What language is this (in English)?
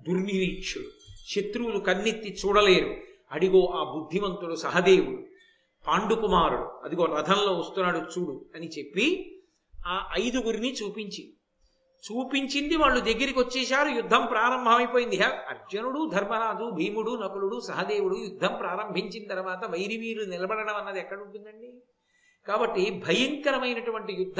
Telugu